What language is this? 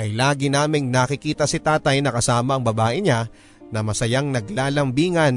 Filipino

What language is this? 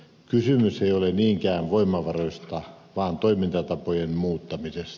Finnish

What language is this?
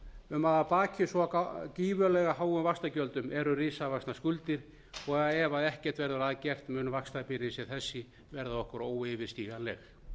Icelandic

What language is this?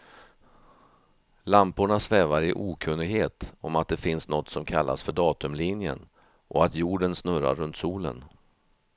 Swedish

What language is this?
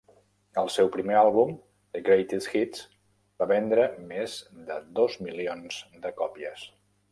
Catalan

